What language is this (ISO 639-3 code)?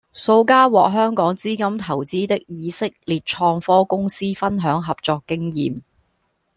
yue